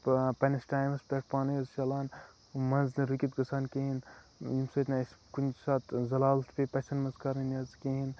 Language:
Kashmiri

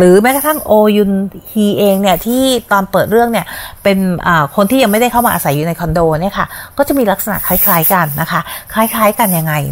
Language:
Thai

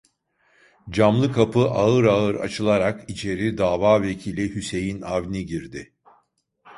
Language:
Turkish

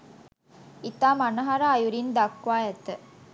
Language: Sinhala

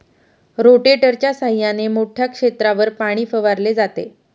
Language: Marathi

